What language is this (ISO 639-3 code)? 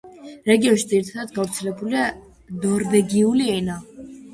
kat